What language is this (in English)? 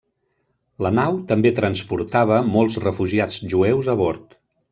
Catalan